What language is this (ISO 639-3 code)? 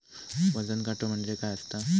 mar